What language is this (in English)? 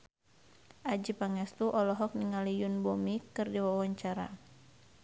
Sundanese